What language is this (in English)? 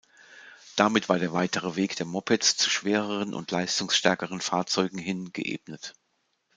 German